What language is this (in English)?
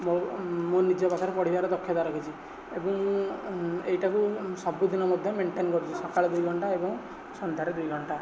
Odia